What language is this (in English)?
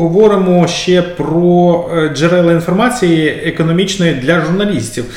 Ukrainian